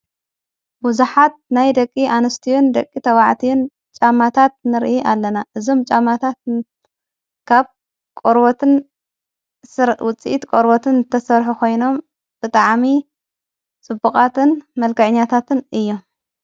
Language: Tigrinya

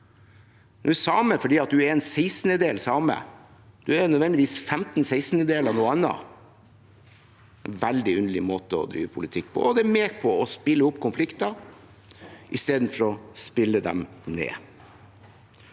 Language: Norwegian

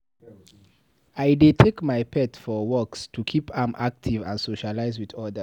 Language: Nigerian Pidgin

